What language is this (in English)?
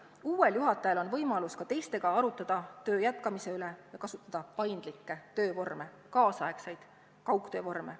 Estonian